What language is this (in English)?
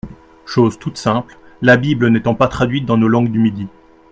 French